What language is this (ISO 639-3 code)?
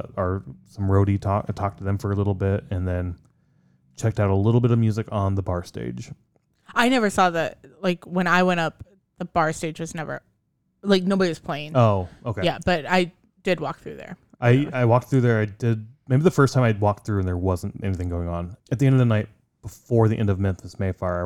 eng